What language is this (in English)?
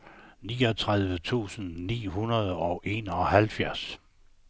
Danish